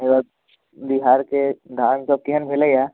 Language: Maithili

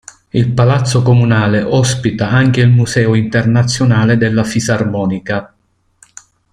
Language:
Italian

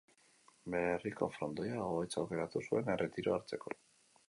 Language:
Basque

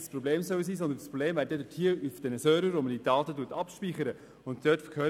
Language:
Swiss German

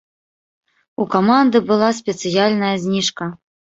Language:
Belarusian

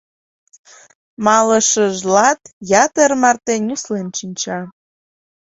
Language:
Mari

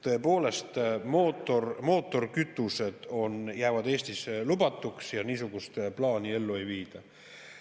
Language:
Estonian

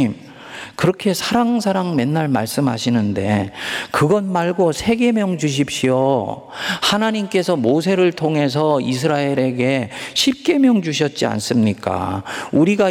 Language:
Korean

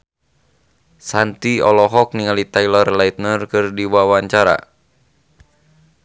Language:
Sundanese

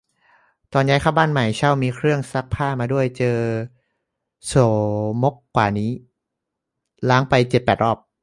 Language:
Thai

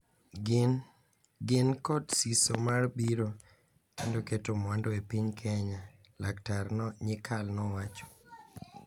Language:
Luo (Kenya and Tanzania)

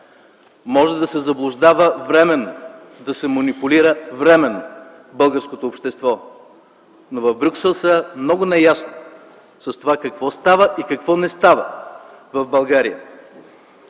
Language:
Bulgarian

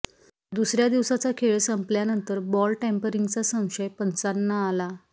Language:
Marathi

